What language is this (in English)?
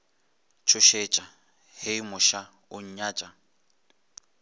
Northern Sotho